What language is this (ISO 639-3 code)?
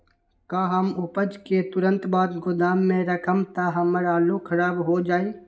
mag